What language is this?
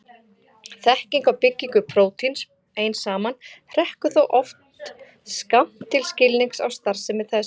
Icelandic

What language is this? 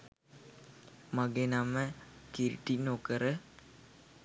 Sinhala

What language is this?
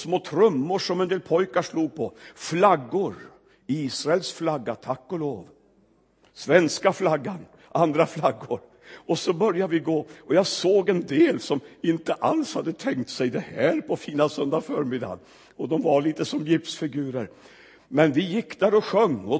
Swedish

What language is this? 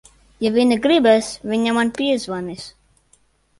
Latvian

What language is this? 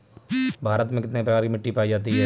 Hindi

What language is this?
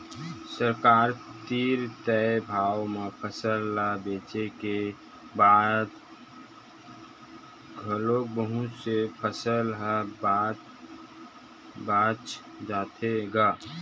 Chhattisgarhi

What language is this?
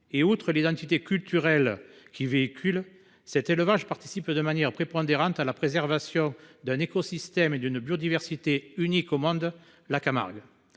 French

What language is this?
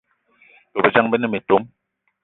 Eton (Cameroon)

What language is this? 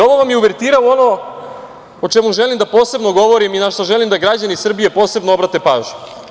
Serbian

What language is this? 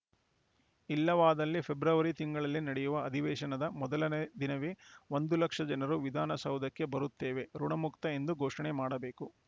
Kannada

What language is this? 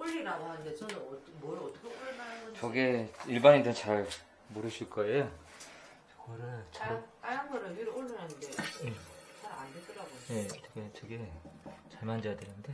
Korean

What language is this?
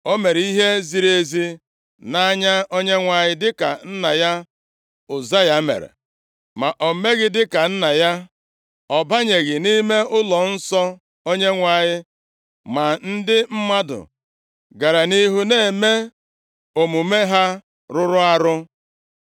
Igbo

